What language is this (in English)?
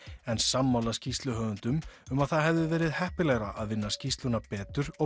Icelandic